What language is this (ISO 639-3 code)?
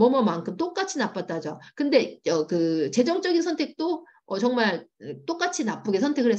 kor